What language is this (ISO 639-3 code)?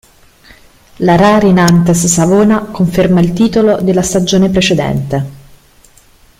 ita